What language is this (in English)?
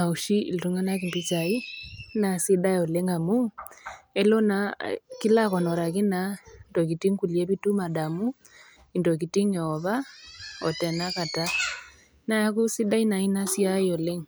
Masai